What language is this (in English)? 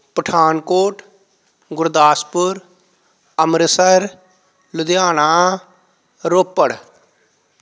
Punjabi